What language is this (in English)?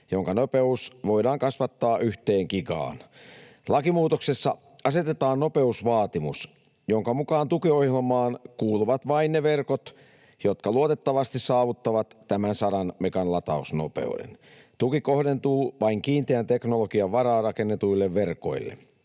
Finnish